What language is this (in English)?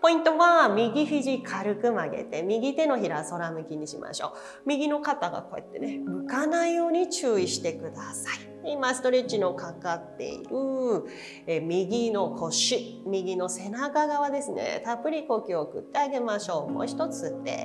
Japanese